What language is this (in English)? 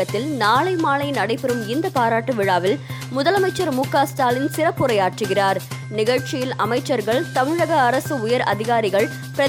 Tamil